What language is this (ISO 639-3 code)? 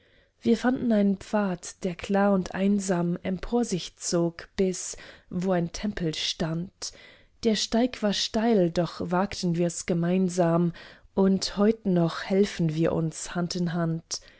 deu